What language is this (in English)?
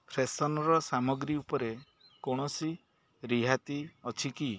Odia